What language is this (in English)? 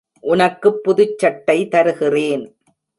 Tamil